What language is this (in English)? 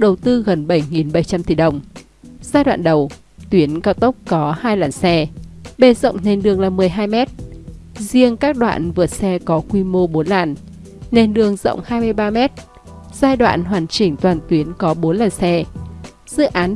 Vietnamese